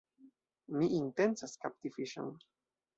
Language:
Esperanto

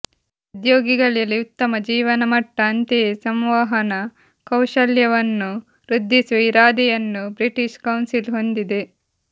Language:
Kannada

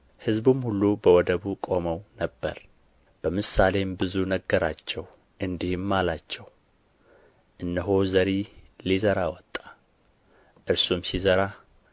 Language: Amharic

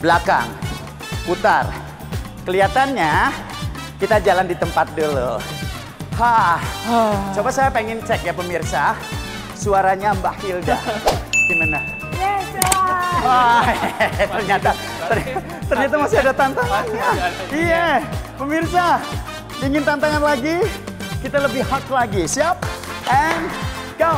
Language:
Indonesian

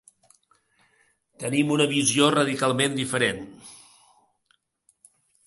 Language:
Catalan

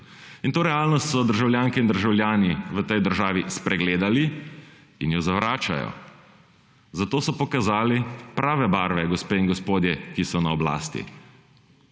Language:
Slovenian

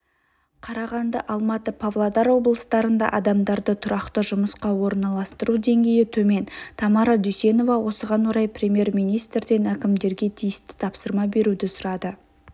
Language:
Kazakh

